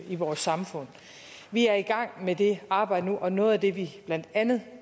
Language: Danish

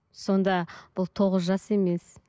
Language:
Kazakh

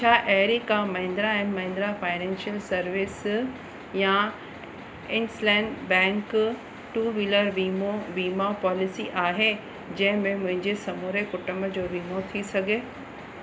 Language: Sindhi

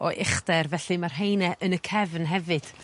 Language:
Welsh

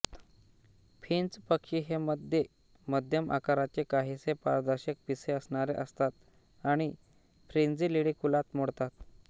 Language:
Marathi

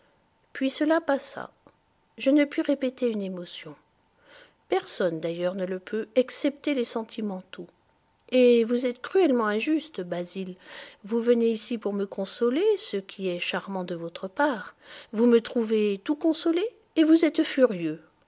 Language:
French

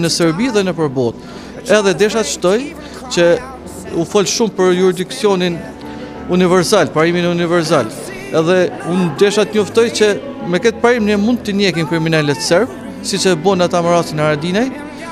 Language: Romanian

